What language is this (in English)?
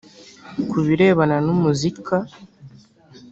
Kinyarwanda